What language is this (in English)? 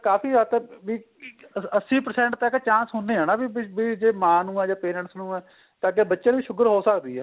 Punjabi